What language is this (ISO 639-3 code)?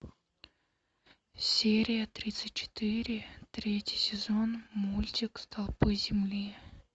rus